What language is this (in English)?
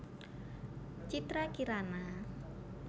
Javanese